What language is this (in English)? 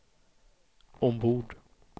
Swedish